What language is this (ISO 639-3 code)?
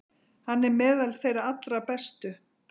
isl